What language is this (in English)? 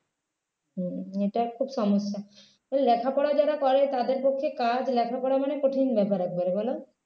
Bangla